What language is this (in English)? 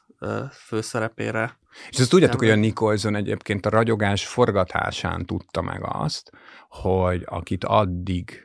Hungarian